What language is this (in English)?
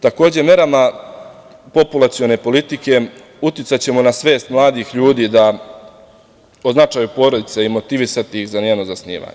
Serbian